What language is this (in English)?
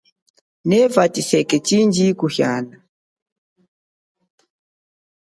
Chokwe